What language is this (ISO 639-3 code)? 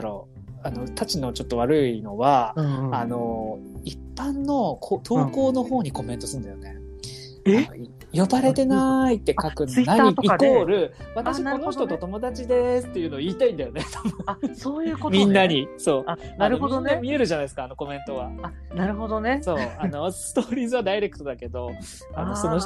jpn